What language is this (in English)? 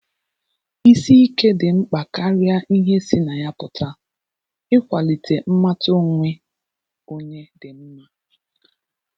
Igbo